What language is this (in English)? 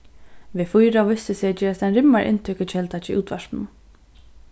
Faroese